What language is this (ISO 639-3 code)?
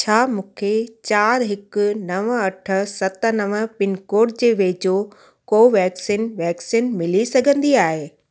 snd